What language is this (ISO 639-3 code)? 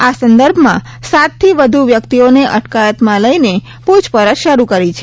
guj